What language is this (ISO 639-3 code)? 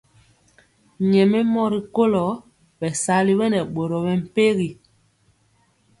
mcx